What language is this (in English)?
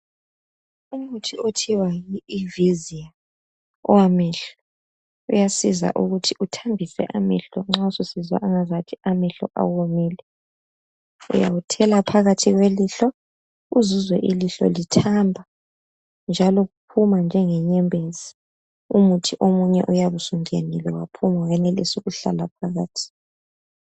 North Ndebele